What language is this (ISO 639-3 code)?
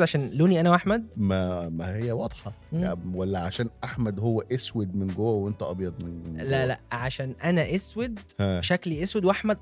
ara